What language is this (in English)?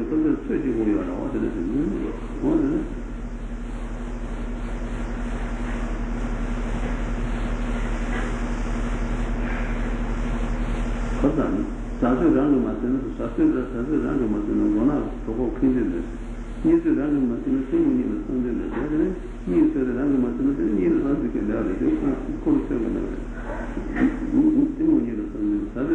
Italian